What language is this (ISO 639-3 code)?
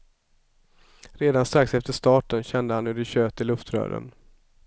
swe